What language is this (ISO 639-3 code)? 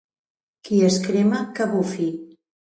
cat